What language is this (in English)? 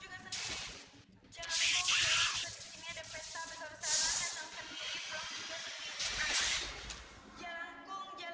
Indonesian